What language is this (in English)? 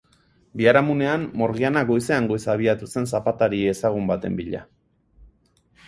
Basque